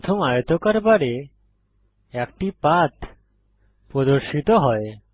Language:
Bangla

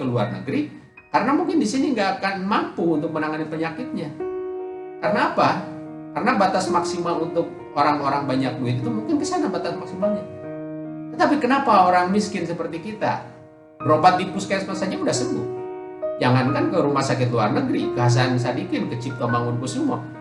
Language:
Indonesian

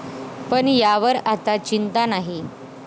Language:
Marathi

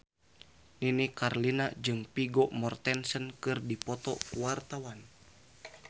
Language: Sundanese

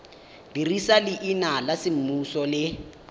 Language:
Tswana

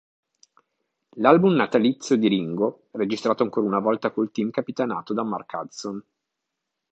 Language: Italian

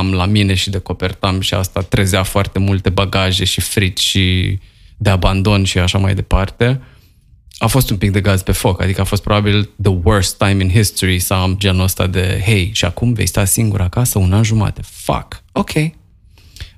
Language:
Romanian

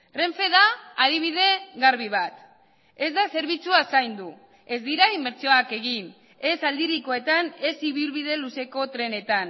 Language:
Basque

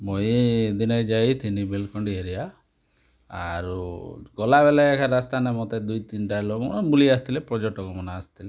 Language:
Odia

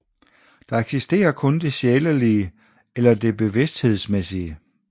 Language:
Danish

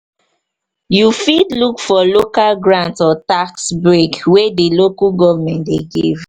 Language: Nigerian Pidgin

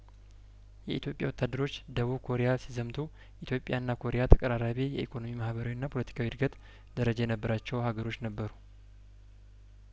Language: Amharic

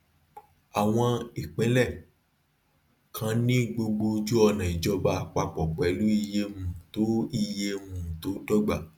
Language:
Yoruba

